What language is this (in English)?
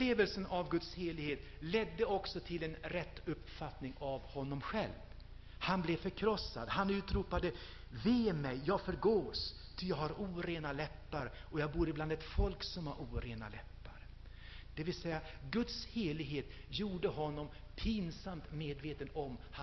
Swedish